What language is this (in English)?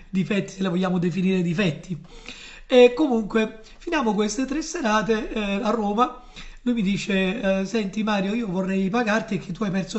Italian